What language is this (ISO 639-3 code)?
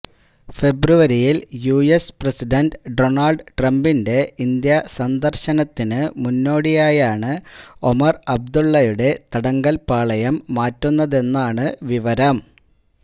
mal